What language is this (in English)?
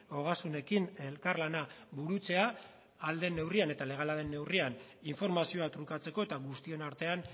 Basque